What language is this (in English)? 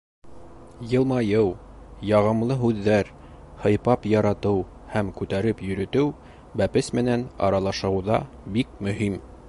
Bashkir